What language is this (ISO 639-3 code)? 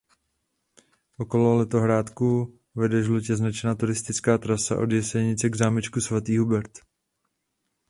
ces